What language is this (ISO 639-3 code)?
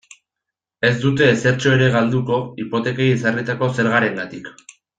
eus